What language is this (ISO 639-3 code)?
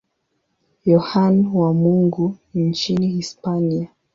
swa